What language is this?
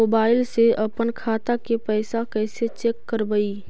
Magahi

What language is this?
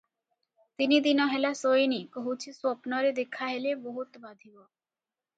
Odia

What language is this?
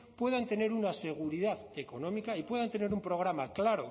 Spanish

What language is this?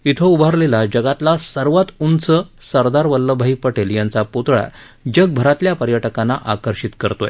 Marathi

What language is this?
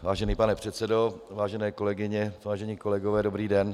Czech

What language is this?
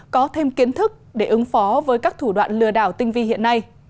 Vietnamese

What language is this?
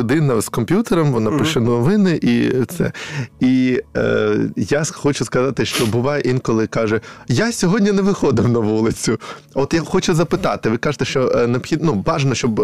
Ukrainian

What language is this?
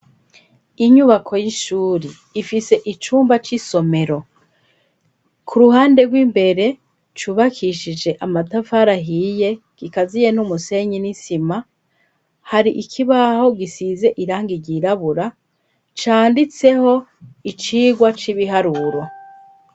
Rundi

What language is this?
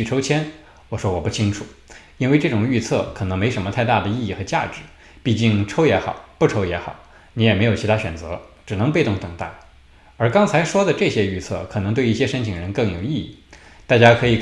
Chinese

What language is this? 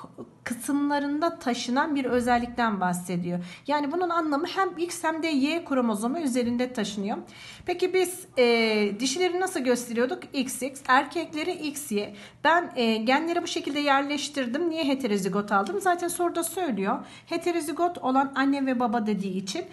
Turkish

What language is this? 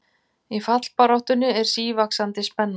Icelandic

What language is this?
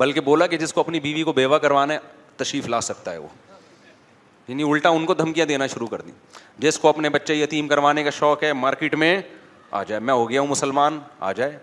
Urdu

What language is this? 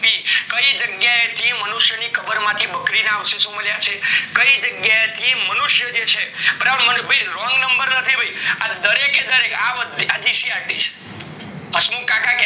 Gujarati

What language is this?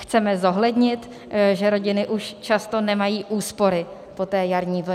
Czech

